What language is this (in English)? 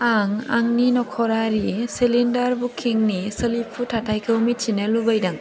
Bodo